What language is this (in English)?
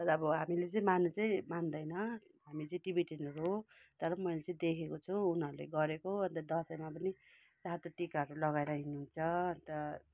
Nepali